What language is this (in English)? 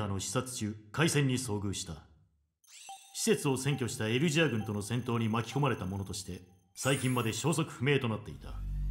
Japanese